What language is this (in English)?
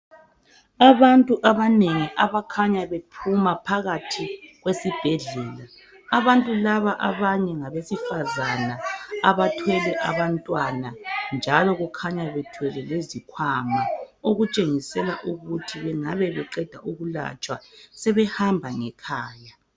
North Ndebele